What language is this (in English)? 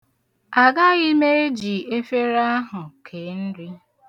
Igbo